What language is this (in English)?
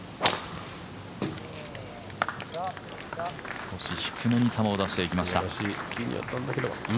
Japanese